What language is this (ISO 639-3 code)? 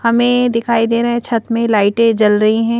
hin